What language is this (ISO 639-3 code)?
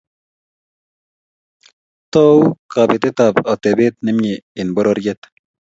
kln